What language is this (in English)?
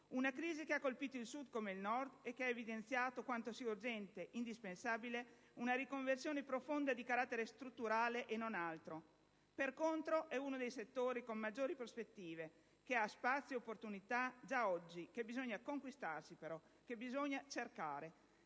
Italian